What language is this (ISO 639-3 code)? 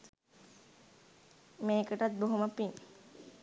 sin